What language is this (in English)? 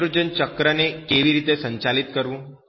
Gujarati